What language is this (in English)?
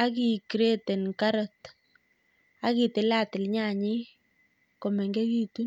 Kalenjin